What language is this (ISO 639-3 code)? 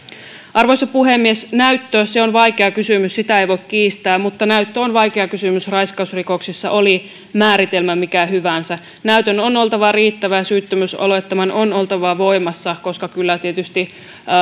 fin